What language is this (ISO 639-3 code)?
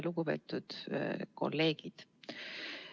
est